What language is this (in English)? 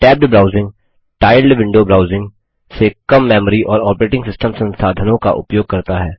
Hindi